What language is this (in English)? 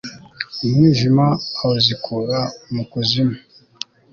Kinyarwanda